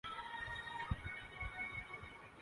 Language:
Urdu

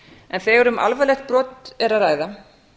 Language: Icelandic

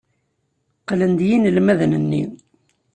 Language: Kabyle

